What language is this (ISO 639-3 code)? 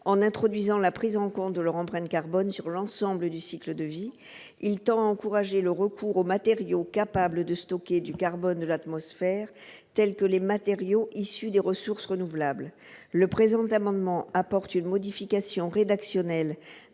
fra